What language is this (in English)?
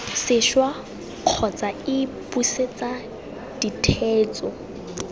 Tswana